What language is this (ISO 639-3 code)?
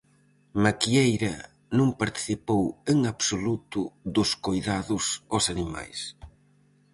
glg